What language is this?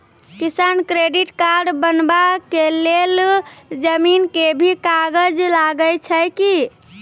Maithili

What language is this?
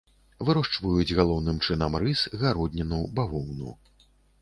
Belarusian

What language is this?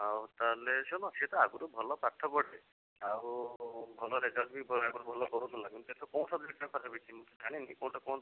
Odia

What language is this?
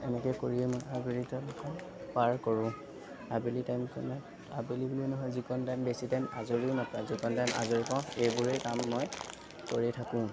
Assamese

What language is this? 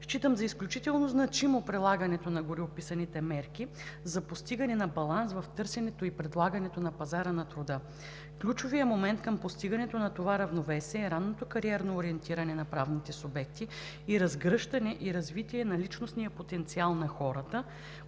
Bulgarian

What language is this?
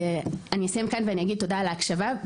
Hebrew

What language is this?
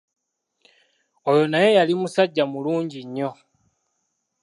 Ganda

